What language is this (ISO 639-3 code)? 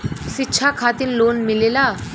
bho